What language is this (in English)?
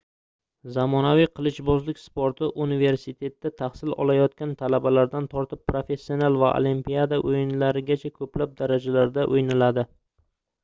Uzbek